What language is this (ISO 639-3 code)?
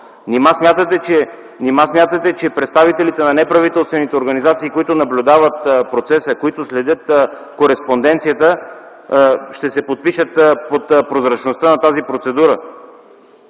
bul